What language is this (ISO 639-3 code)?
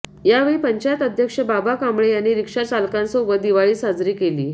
mar